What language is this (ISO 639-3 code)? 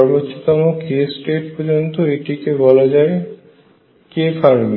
ben